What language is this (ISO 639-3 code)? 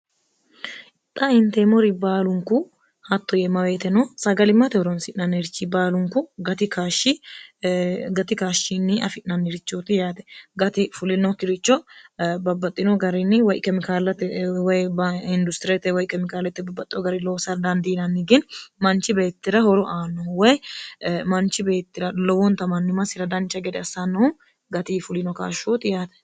sid